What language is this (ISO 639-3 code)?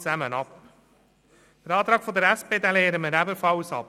gsw